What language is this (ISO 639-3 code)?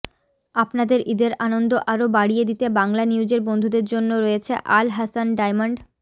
ben